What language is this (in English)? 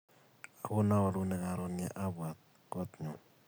Kalenjin